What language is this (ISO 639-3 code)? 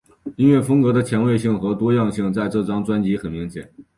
zho